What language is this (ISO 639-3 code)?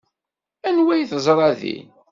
kab